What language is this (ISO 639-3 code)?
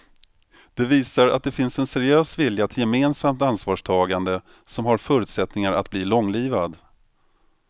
swe